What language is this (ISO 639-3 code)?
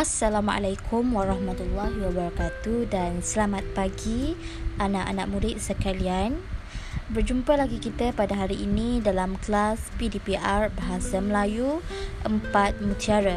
msa